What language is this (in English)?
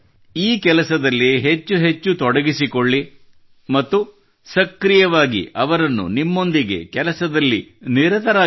Kannada